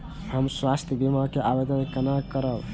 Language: Maithili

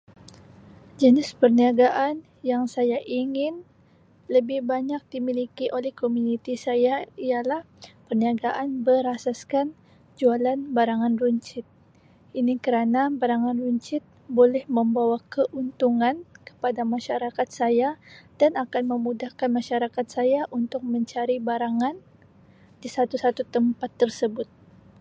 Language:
Sabah Malay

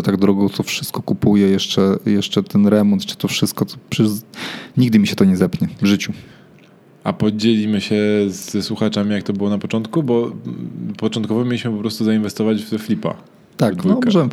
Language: Polish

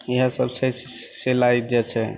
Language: Maithili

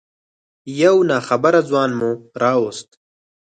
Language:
Pashto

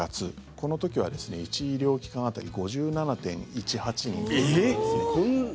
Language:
Japanese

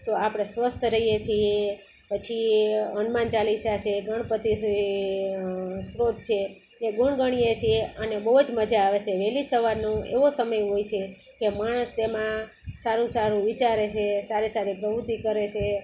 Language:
Gujarati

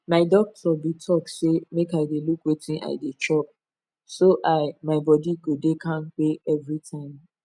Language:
Nigerian Pidgin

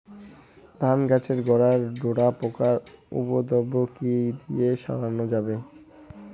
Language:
Bangla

